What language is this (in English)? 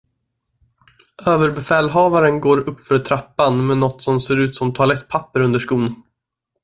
Swedish